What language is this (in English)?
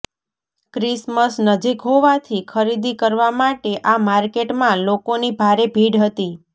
Gujarati